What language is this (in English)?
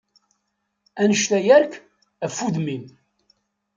Kabyle